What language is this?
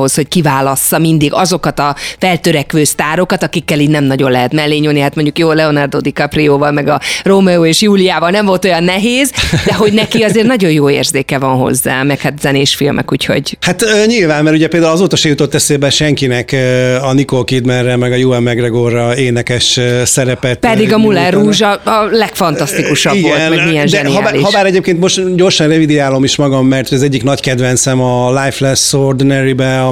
Hungarian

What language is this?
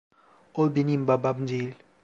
Turkish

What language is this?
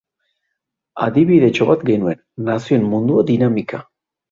Basque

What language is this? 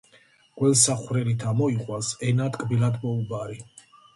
Georgian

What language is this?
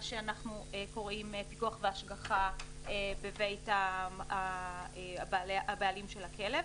Hebrew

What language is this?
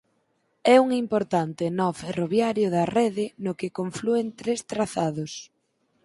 Galician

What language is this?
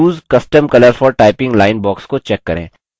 Hindi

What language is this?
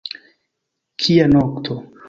Esperanto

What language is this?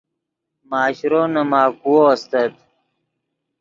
Yidgha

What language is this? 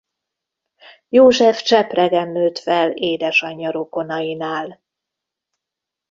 Hungarian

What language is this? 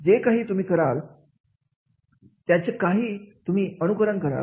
Marathi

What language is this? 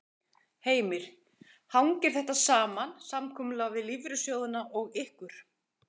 Icelandic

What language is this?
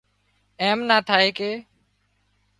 Wadiyara Koli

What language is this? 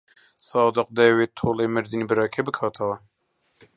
Central Kurdish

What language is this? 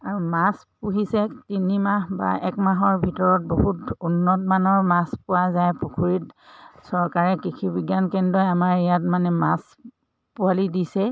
Assamese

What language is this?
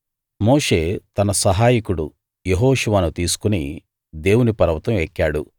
Telugu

